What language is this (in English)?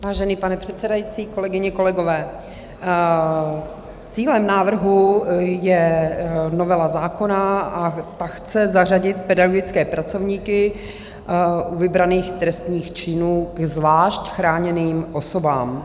Czech